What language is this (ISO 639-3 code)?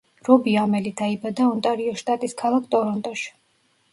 kat